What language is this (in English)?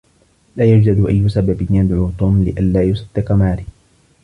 Arabic